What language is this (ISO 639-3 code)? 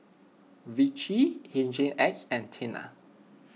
eng